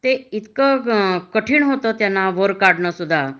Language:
Marathi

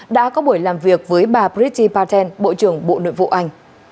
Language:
Vietnamese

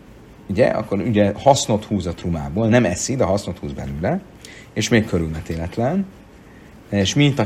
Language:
Hungarian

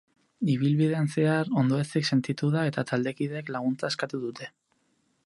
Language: Basque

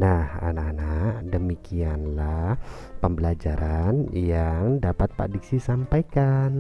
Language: Indonesian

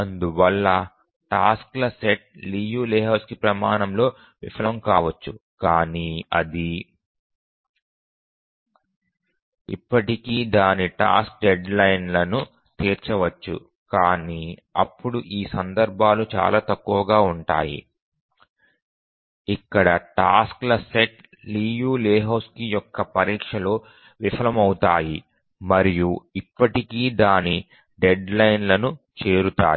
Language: Telugu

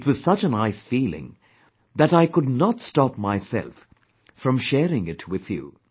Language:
English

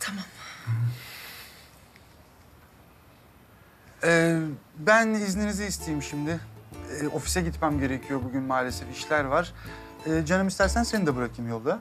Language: Turkish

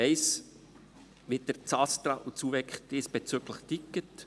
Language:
Swiss German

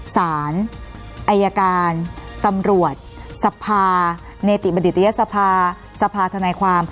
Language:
Thai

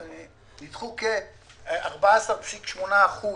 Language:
Hebrew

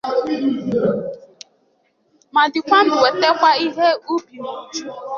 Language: Igbo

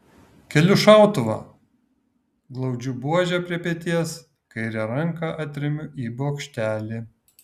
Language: Lithuanian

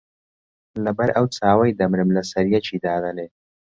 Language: Central Kurdish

